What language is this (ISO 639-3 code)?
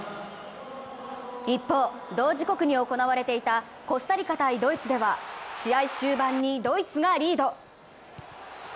jpn